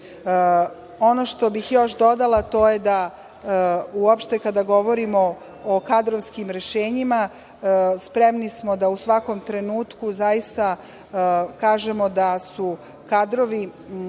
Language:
Serbian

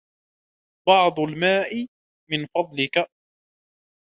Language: Arabic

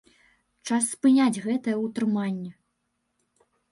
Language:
Belarusian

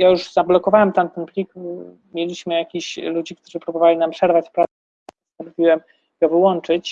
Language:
Polish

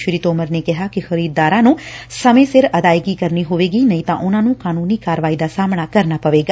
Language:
Punjabi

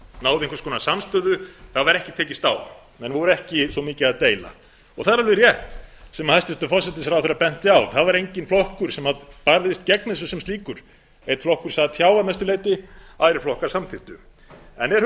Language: Icelandic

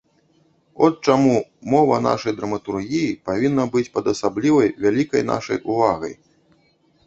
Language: Belarusian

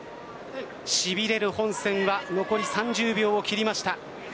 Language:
Japanese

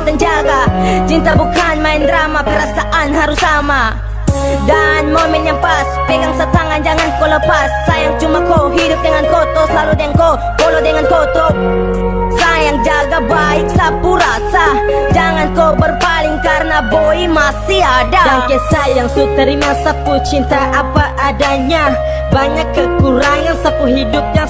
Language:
Indonesian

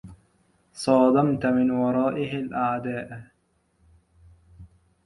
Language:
Arabic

